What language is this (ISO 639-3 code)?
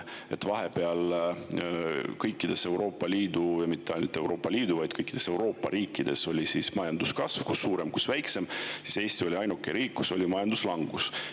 est